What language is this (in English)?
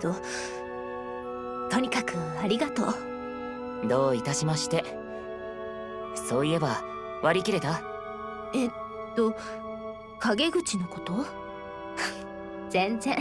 Japanese